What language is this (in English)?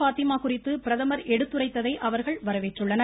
Tamil